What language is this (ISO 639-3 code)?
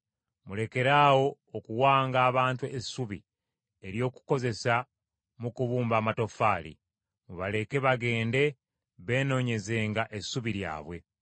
lug